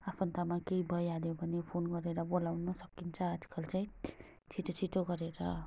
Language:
Nepali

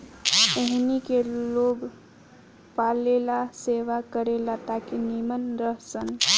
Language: Bhojpuri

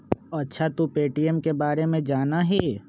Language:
Magahi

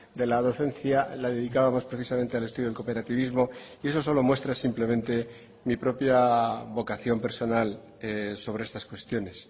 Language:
Spanish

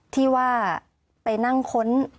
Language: Thai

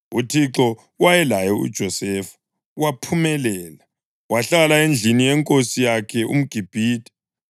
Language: North Ndebele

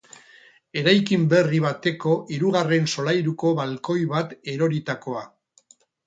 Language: Basque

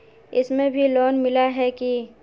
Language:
Magahi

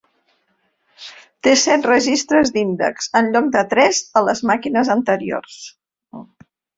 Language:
Catalan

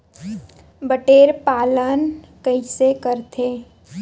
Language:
Chhattisgarhi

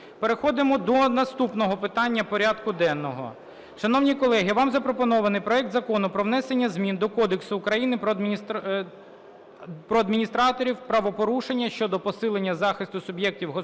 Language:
Ukrainian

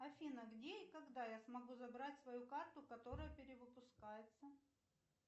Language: Russian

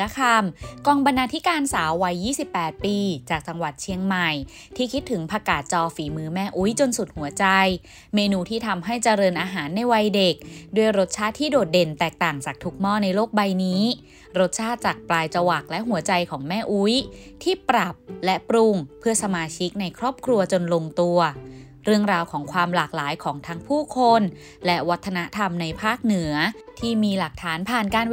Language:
Thai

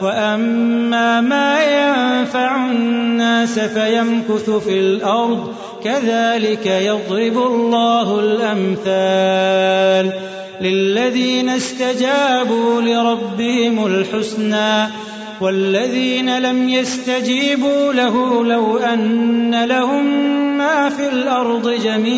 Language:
Arabic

